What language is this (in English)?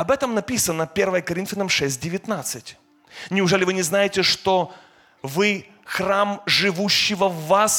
Russian